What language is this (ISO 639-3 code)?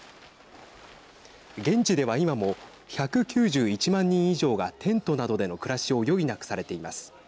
jpn